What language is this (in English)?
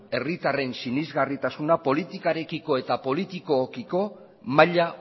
Basque